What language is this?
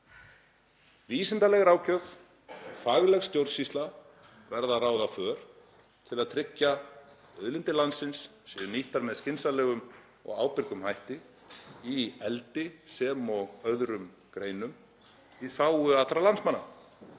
Icelandic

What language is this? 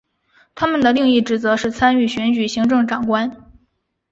Chinese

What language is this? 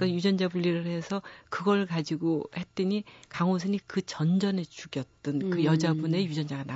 Korean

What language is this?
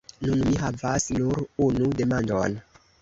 Esperanto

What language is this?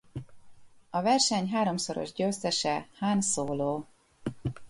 Hungarian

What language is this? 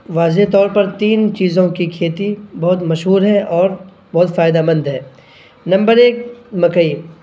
Urdu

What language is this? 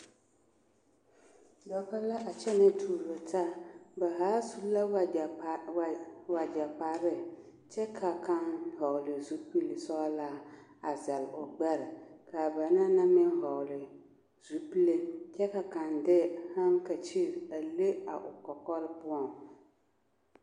Southern Dagaare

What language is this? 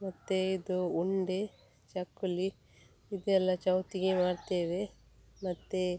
Kannada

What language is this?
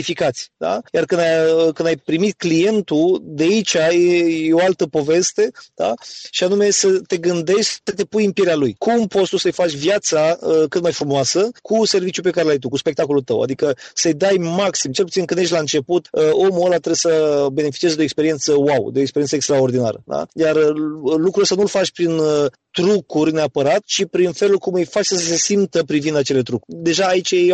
Romanian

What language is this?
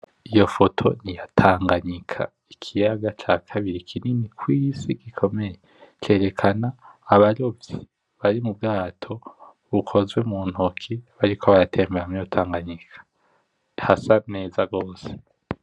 Rundi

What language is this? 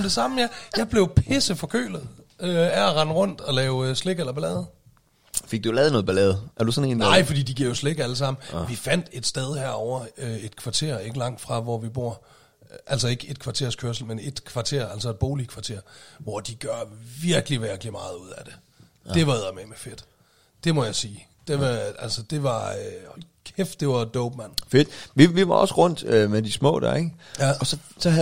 Danish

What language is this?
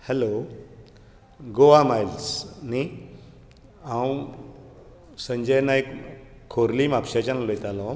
Konkani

